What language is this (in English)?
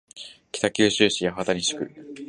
Japanese